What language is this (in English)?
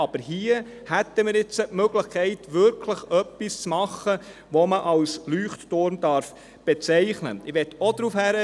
Swiss German